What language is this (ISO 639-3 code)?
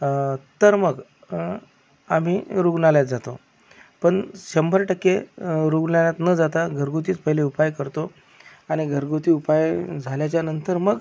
mar